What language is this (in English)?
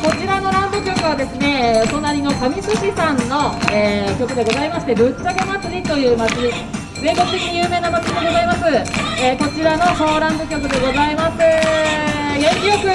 Japanese